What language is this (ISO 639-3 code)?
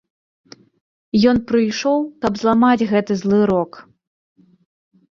bel